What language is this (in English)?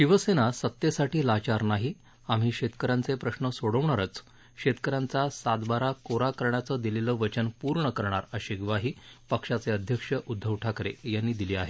Marathi